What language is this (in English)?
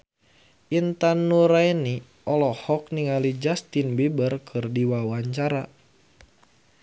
Sundanese